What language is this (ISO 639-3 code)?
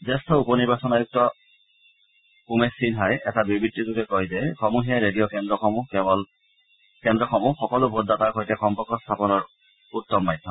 asm